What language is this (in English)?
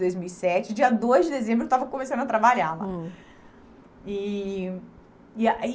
Portuguese